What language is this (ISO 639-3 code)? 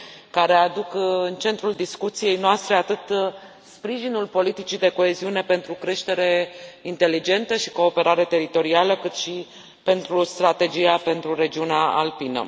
ron